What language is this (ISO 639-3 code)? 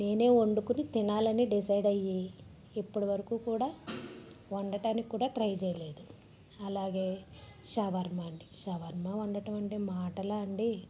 tel